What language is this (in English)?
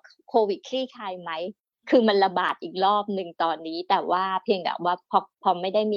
Thai